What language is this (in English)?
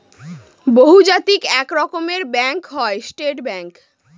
Bangla